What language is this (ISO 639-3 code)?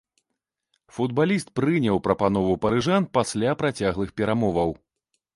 bel